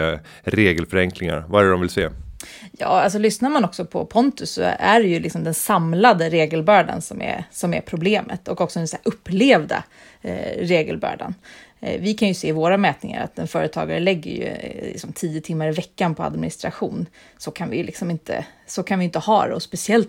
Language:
Swedish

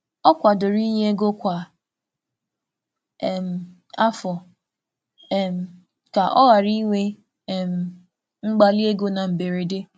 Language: Igbo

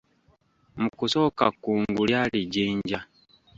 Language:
Ganda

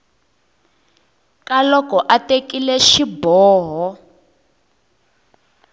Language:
Tsonga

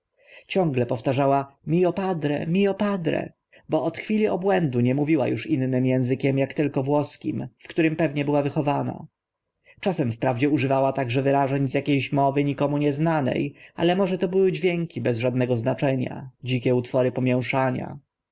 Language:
Polish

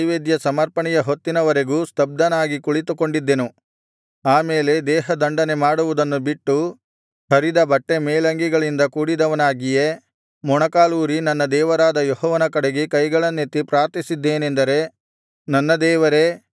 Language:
Kannada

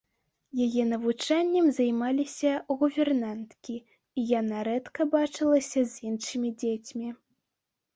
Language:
Belarusian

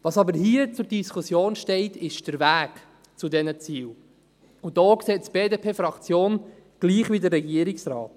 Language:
Swiss German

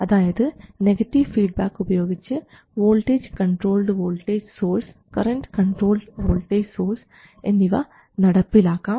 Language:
Malayalam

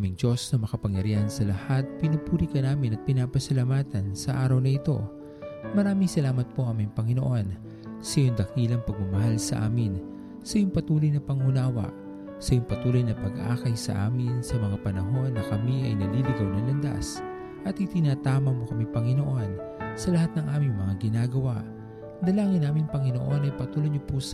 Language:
Filipino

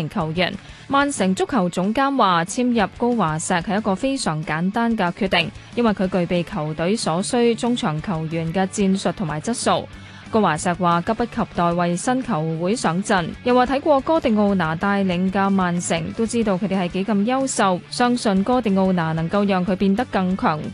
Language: Chinese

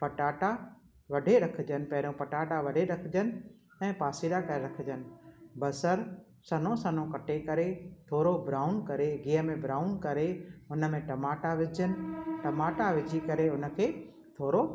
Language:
Sindhi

